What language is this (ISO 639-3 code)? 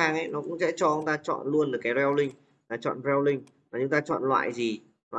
vie